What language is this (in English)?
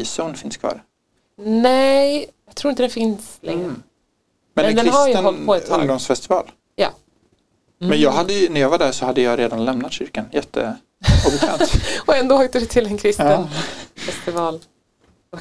Swedish